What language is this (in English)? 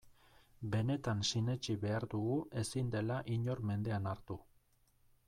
Basque